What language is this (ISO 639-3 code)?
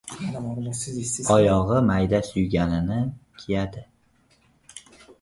uzb